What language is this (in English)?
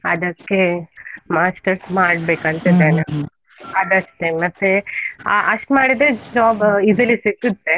Kannada